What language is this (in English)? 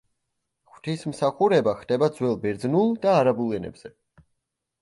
Georgian